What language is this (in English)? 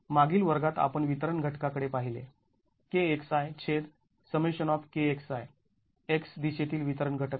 Marathi